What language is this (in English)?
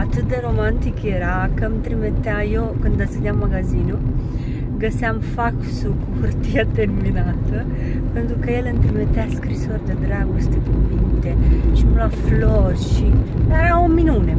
Romanian